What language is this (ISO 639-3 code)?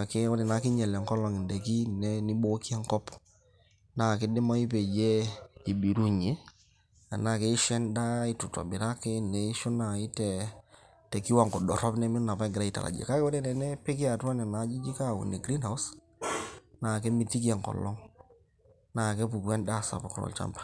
mas